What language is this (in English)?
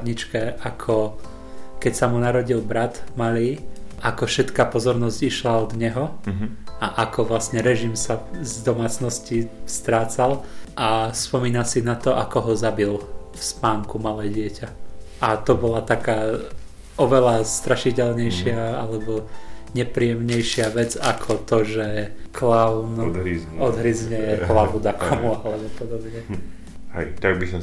Slovak